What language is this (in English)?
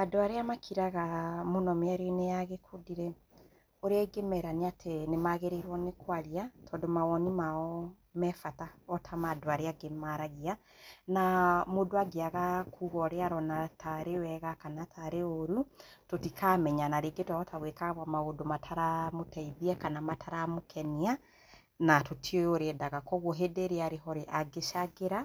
Kikuyu